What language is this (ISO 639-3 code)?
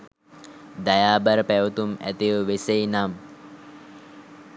sin